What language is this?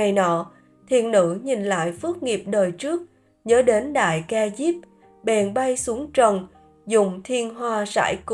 Vietnamese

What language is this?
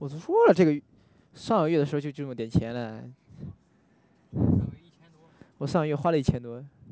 Chinese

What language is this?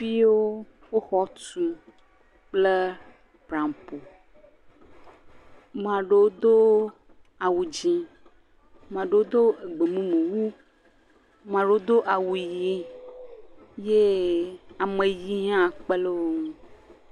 Ewe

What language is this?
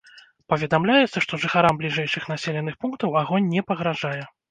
Belarusian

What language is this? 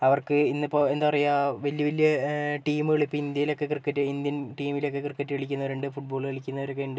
Malayalam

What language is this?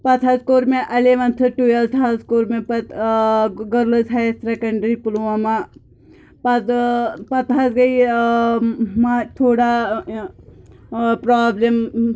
Kashmiri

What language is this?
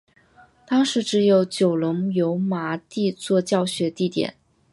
Chinese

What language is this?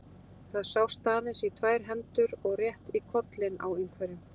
Icelandic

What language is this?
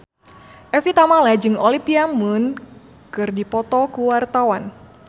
Sundanese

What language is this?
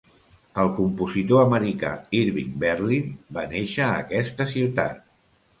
Catalan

